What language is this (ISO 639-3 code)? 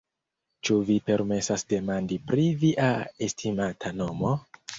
epo